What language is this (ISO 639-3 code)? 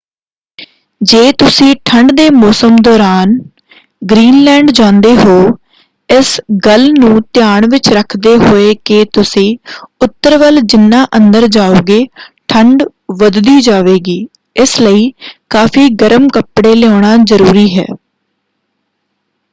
pan